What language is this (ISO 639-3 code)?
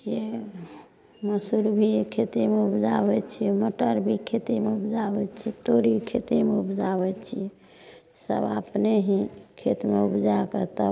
mai